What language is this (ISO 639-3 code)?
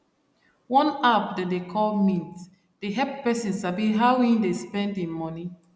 pcm